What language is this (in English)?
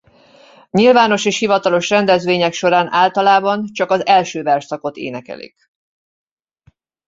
Hungarian